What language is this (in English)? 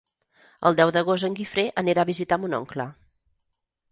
Catalan